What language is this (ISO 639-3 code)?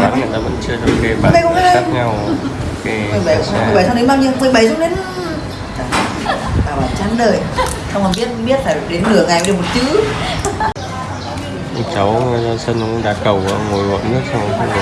vie